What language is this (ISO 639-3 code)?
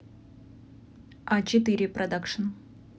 rus